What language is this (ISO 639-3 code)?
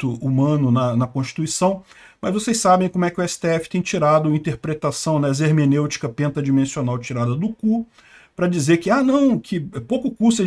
por